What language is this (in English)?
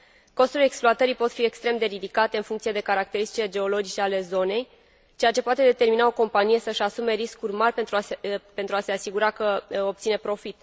Romanian